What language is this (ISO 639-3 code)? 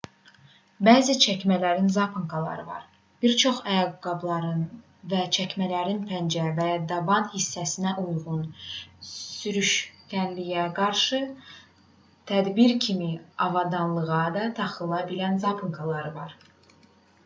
aze